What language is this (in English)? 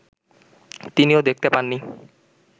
Bangla